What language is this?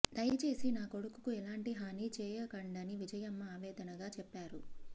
Telugu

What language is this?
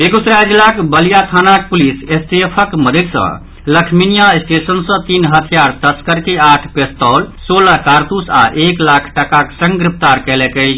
Maithili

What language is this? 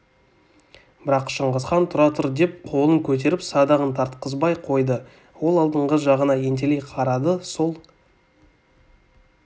Kazakh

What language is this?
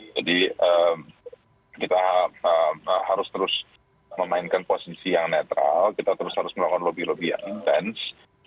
Indonesian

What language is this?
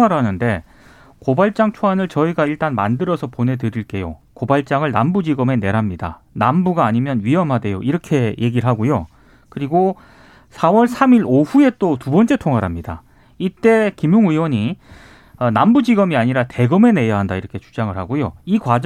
Korean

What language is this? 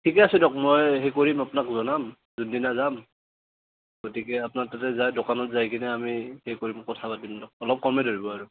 Assamese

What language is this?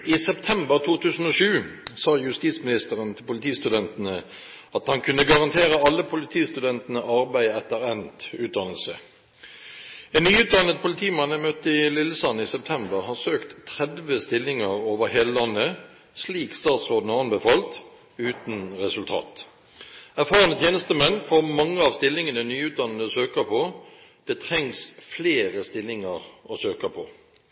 Norwegian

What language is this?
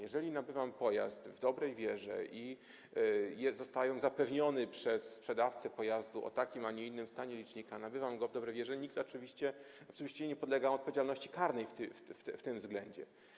Polish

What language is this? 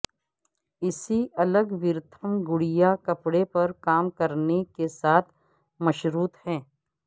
Urdu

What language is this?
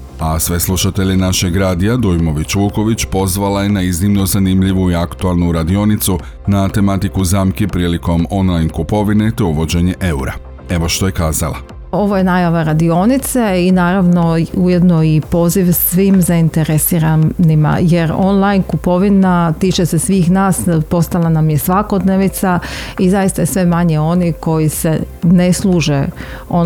Croatian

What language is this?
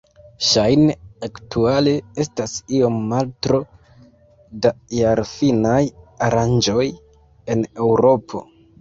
Esperanto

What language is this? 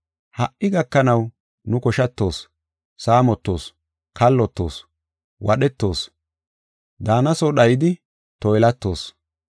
Gofa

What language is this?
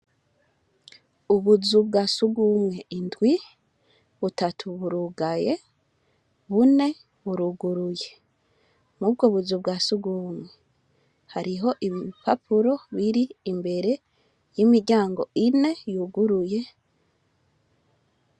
Rundi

